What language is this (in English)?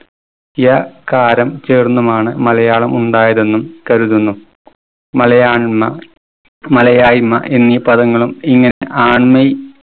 Malayalam